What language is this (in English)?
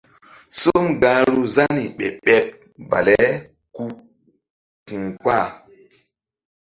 Mbum